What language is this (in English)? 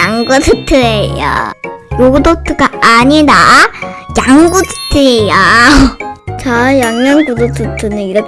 Korean